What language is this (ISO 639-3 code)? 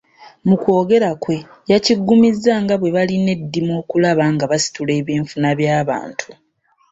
lug